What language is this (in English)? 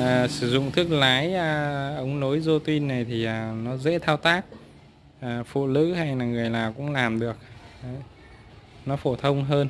Vietnamese